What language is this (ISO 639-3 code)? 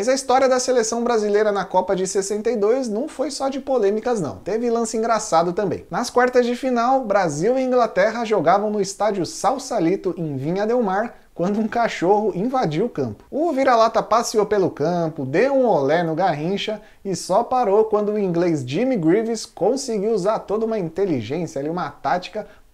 por